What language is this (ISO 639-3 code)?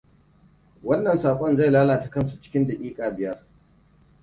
hau